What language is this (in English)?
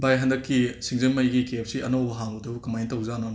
Manipuri